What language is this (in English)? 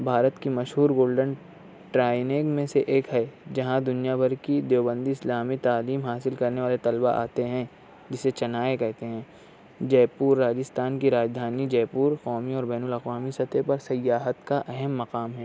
Urdu